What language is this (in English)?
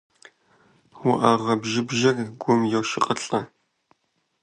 Kabardian